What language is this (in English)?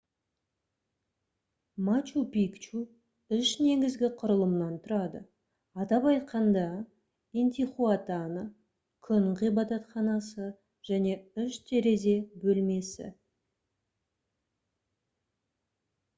Kazakh